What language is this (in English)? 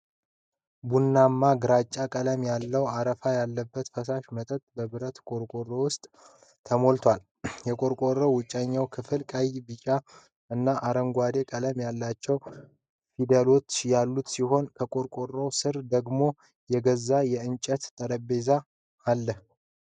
Amharic